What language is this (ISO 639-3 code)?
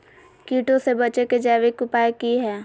mag